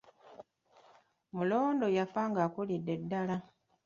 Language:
Ganda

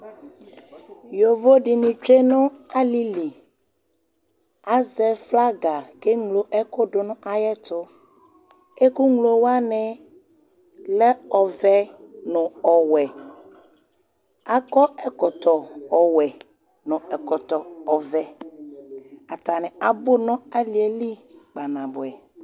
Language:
Ikposo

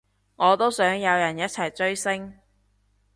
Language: Cantonese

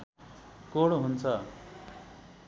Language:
Nepali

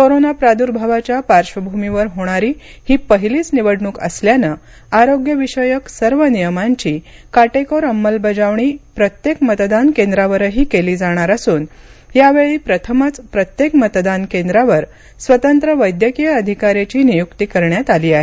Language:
Marathi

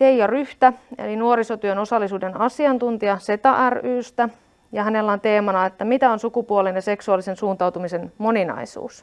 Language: Finnish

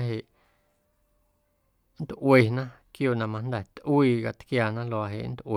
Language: Guerrero Amuzgo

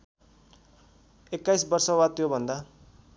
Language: Nepali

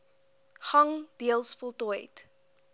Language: Afrikaans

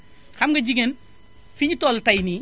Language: Wolof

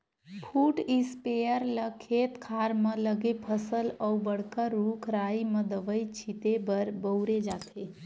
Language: Chhattisgarhi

